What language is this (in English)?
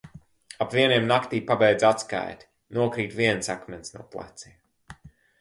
Latvian